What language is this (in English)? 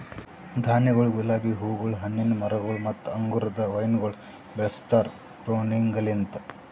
Kannada